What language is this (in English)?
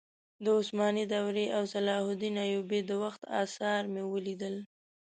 Pashto